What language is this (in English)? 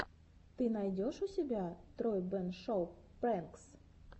Russian